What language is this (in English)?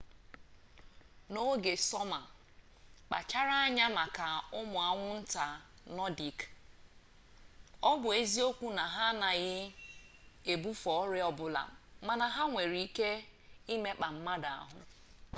Igbo